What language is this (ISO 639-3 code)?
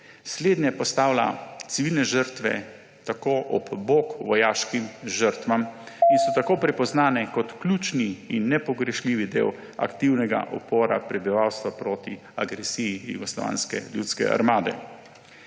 slv